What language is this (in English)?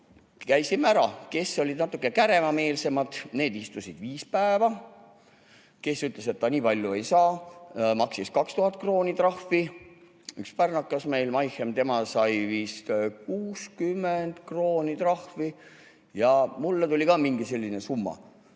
Estonian